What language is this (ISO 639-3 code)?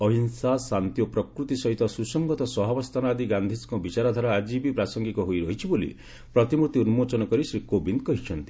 ori